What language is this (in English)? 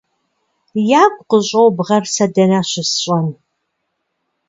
Kabardian